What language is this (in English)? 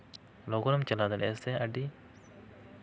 Santali